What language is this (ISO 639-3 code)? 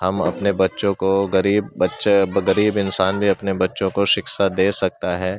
urd